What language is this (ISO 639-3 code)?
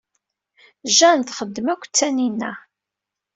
kab